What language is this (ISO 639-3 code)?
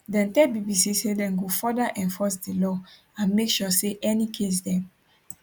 pcm